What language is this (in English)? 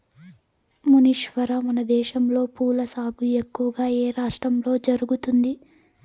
Telugu